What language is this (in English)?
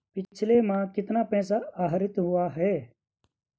Hindi